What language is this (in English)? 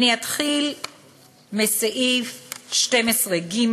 Hebrew